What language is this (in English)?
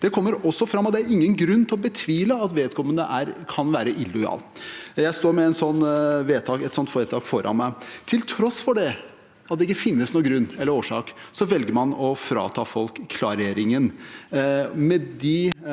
Norwegian